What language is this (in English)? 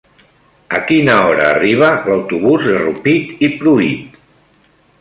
Catalan